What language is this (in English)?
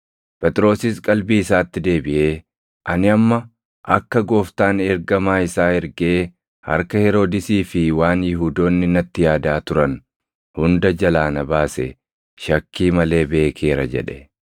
Oromo